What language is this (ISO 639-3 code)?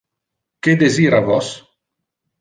ina